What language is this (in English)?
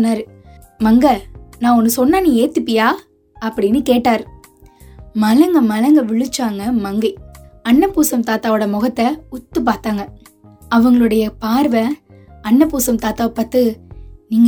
Tamil